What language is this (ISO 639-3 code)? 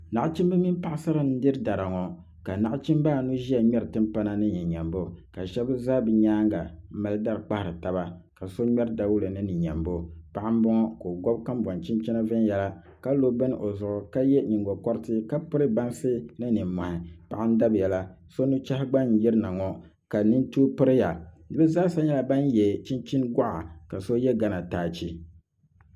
dag